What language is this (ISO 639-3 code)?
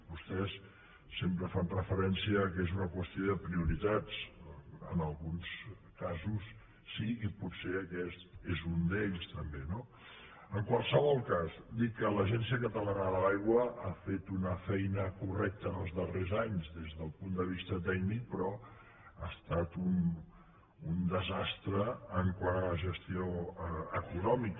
cat